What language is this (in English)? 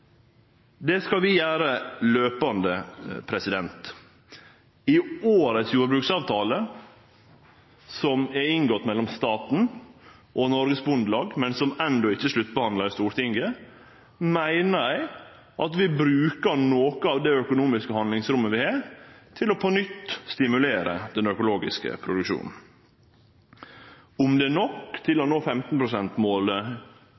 Norwegian Nynorsk